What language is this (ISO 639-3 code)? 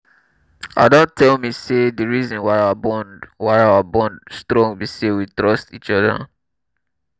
pcm